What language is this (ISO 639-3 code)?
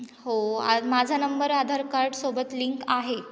mar